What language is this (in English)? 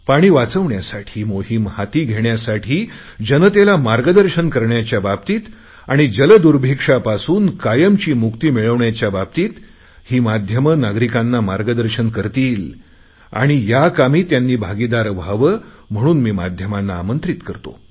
Marathi